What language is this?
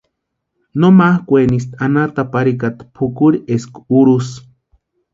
Western Highland Purepecha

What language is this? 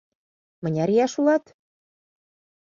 Mari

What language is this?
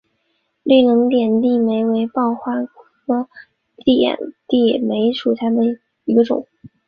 Chinese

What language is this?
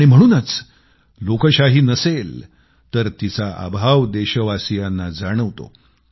Marathi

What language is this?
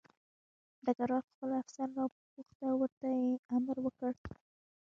Pashto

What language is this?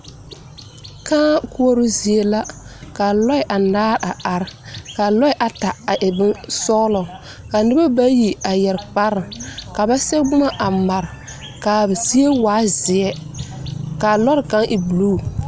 Southern Dagaare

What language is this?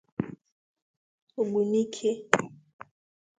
Igbo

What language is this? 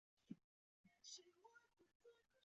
Chinese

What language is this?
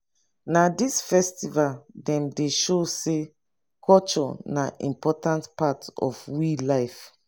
Nigerian Pidgin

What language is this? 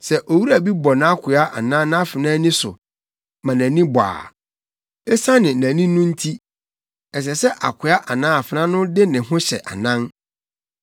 Akan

